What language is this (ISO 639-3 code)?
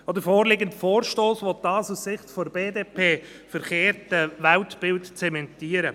gsw